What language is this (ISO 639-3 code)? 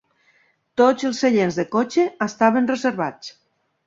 cat